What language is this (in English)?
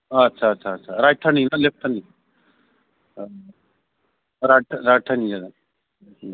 Bodo